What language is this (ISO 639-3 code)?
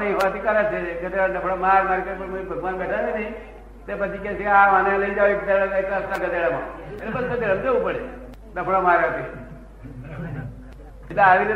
guj